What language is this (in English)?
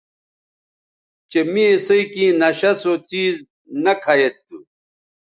Bateri